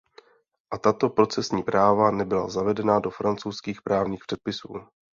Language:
Czech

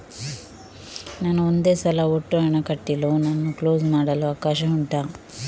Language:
Kannada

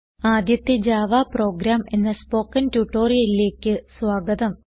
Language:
Malayalam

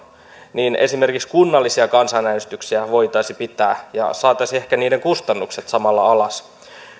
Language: Finnish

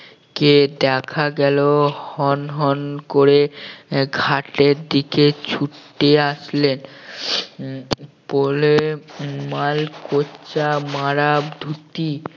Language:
Bangla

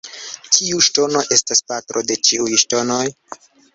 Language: Esperanto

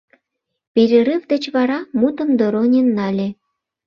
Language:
Mari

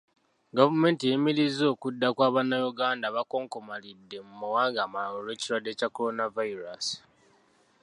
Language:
Ganda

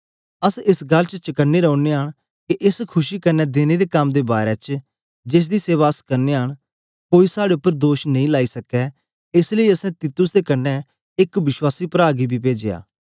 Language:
Dogri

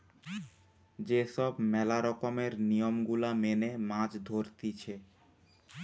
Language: Bangla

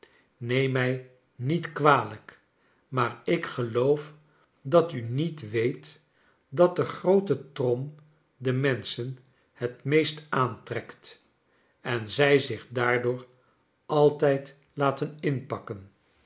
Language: Dutch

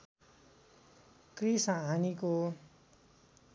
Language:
Nepali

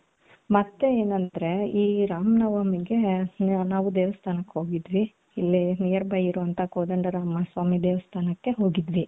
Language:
Kannada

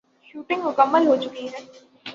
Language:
Urdu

